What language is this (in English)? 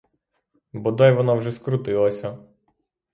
Ukrainian